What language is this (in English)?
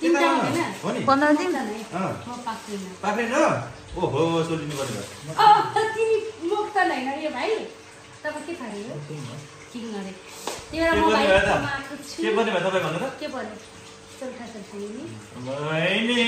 English